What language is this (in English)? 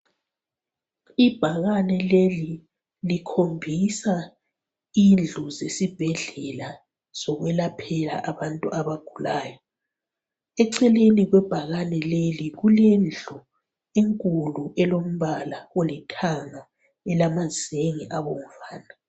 North Ndebele